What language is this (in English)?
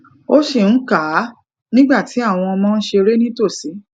Yoruba